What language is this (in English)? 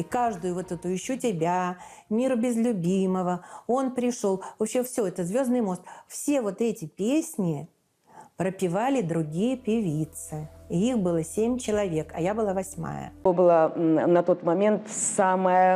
Russian